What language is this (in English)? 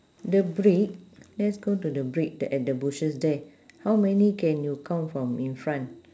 English